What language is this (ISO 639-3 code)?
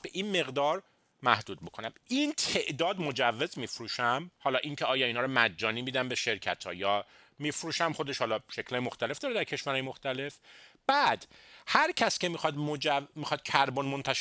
fas